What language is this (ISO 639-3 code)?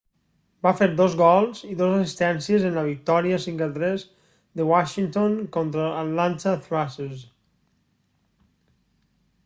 cat